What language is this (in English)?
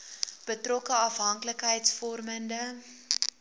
Afrikaans